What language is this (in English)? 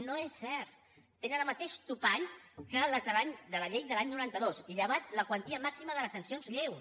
Catalan